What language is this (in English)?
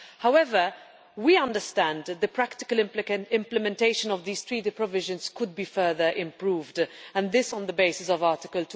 English